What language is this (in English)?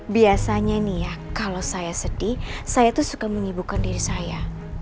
Indonesian